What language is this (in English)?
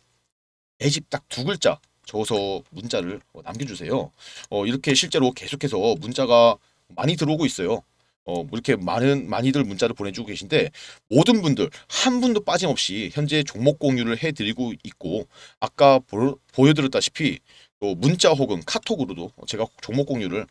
Korean